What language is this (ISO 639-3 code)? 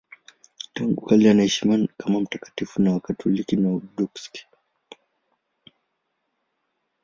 swa